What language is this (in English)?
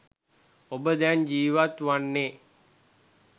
Sinhala